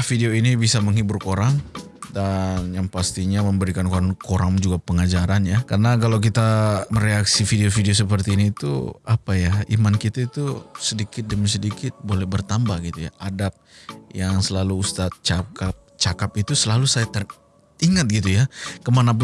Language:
Malay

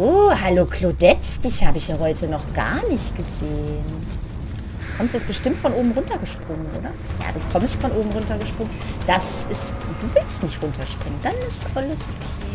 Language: German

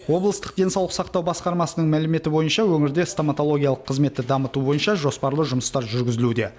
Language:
Kazakh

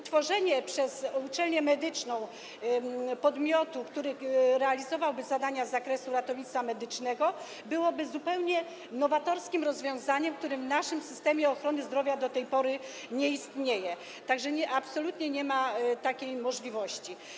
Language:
Polish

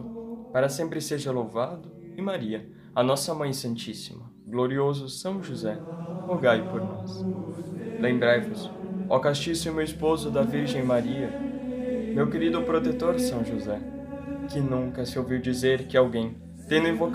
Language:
Portuguese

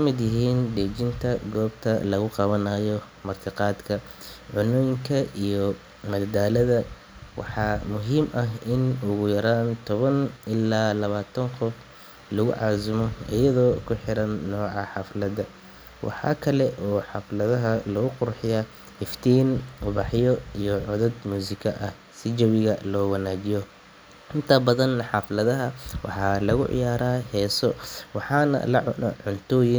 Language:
Somali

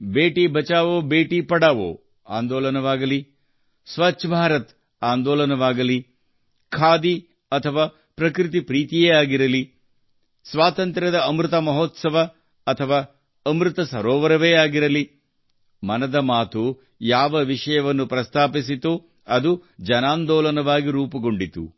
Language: Kannada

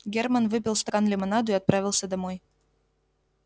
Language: Russian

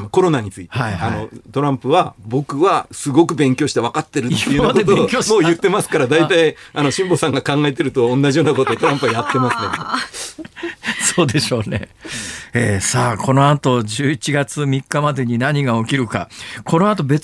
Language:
Japanese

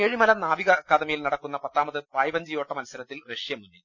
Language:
Malayalam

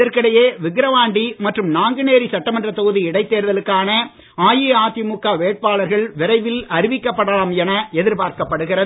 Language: Tamil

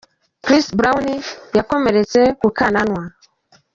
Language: Kinyarwanda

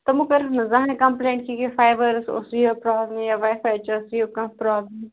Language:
Kashmiri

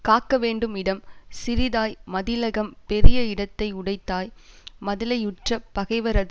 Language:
Tamil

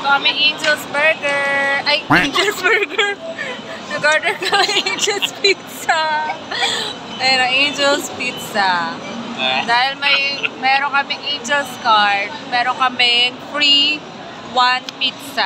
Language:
Filipino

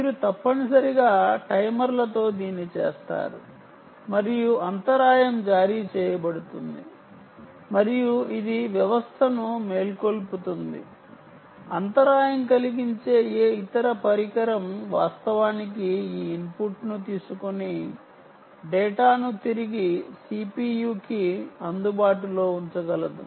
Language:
Telugu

